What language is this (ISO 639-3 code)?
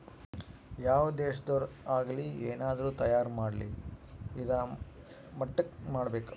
kan